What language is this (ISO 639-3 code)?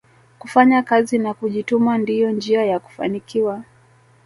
swa